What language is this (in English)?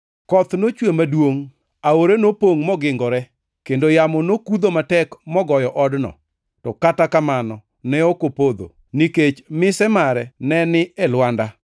Luo (Kenya and Tanzania)